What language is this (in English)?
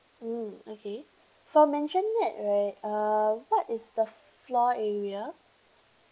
English